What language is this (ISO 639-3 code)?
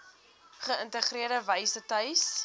afr